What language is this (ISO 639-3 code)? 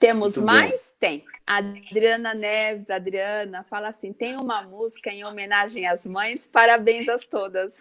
por